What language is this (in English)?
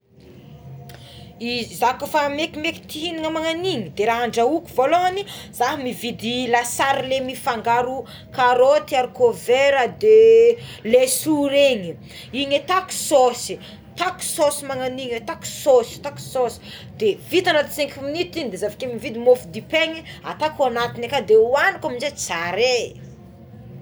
Tsimihety Malagasy